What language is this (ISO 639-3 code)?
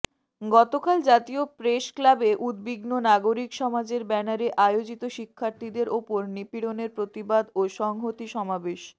ben